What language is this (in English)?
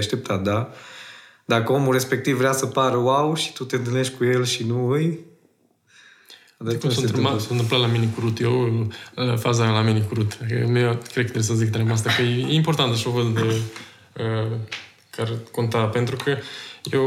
Romanian